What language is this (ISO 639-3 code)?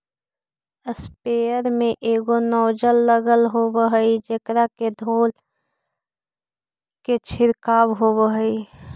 mag